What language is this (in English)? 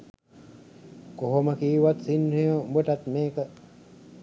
Sinhala